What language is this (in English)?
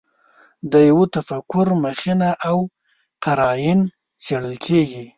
Pashto